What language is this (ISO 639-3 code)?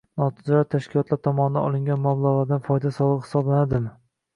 uzb